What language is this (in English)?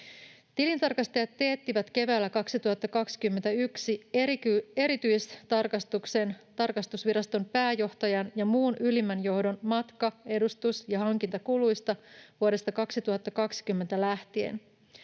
Finnish